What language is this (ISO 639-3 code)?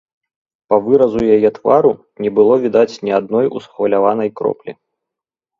bel